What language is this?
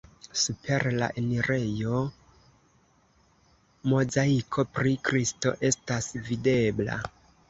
Esperanto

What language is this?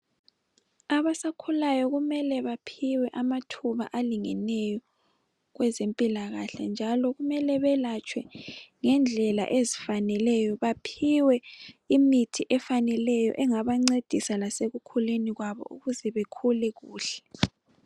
North Ndebele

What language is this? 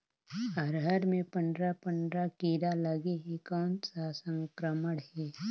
Chhattisgarhi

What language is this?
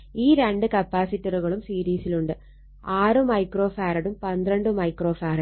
Malayalam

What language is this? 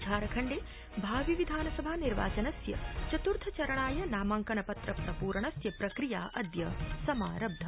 Sanskrit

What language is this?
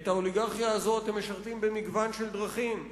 Hebrew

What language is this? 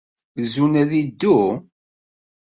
Kabyle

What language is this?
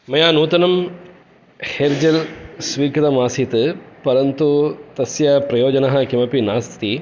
Sanskrit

